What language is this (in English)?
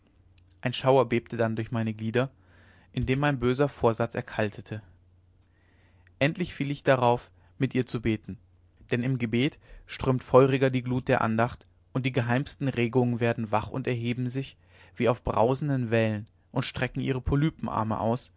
German